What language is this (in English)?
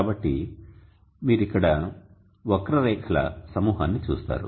Telugu